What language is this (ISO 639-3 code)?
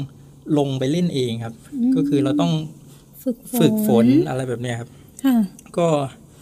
tha